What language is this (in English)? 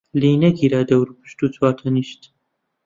Central Kurdish